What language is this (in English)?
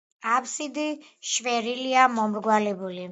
Georgian